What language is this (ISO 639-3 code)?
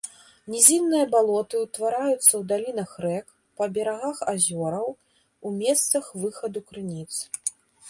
bel